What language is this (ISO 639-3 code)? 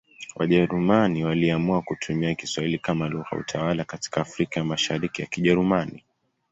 swa